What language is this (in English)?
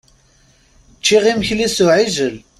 Kabyle